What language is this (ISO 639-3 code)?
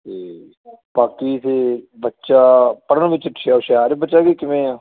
pan